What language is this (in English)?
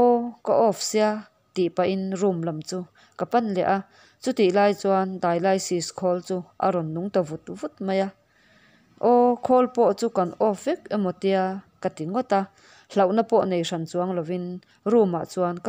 Vietnamese